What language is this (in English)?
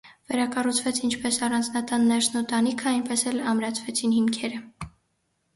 Armenian